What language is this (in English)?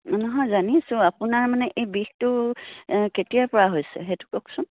Assamese